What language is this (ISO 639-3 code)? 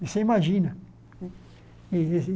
por